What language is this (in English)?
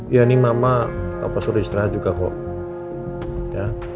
Indonesian